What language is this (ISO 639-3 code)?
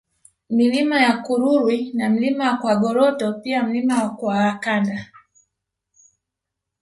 swa